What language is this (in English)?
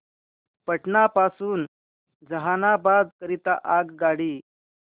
Marathi